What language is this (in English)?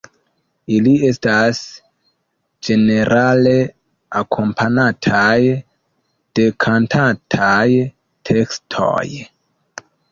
Esperanto